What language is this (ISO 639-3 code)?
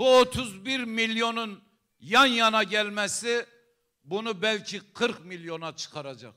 tur